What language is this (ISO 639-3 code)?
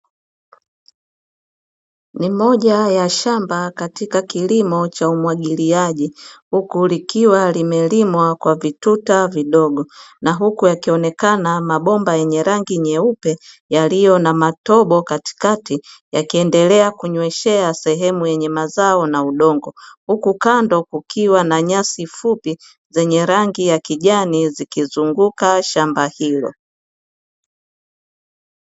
swa